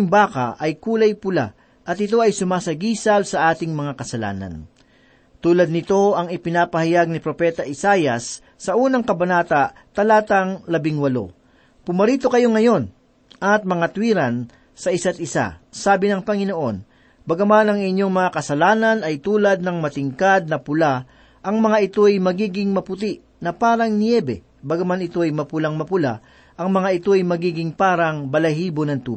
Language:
Filipino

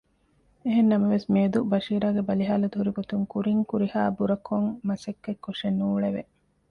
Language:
Divehi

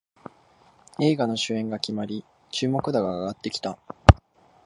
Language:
Japanese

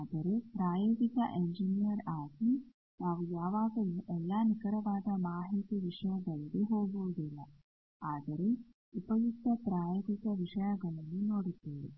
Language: Kannada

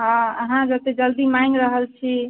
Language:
Maithili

